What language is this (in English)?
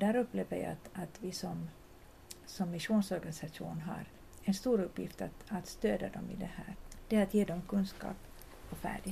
Swedish